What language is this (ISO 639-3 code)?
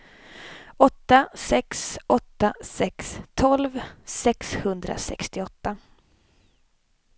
swe